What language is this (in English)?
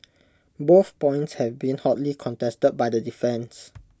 English